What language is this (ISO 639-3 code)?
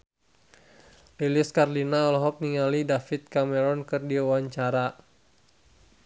sun